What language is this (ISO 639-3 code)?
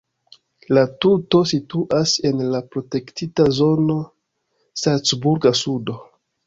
epo